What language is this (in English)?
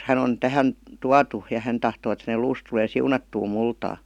Finnish